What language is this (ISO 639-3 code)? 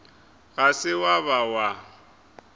nso